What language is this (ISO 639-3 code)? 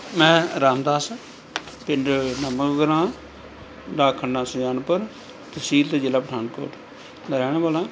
pan